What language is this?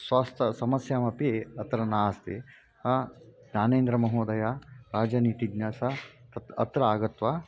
Sanskrit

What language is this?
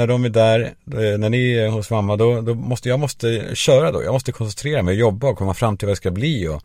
Swedish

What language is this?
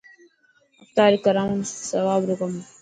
Dhatki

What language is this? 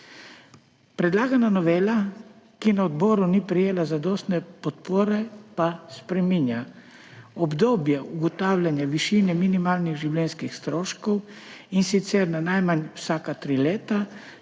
Slovenian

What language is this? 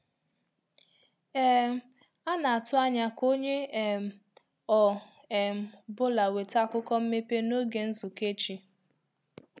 Igbo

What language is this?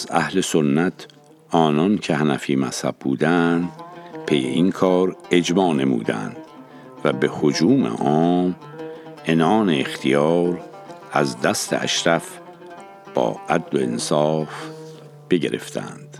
Persian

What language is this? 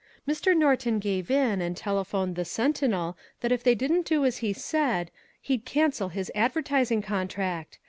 English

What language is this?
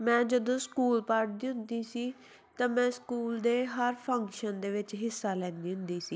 Punjabi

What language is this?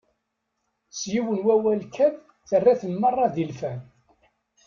Kabyle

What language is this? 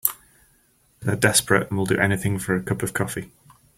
English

